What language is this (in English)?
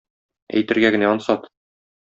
Tatar